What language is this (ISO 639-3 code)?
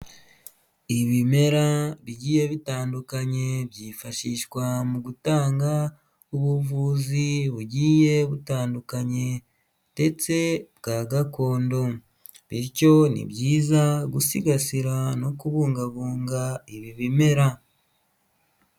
kin